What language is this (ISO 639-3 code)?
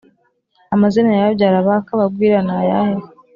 kin